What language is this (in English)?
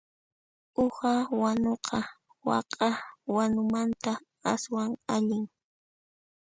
Puno Quechua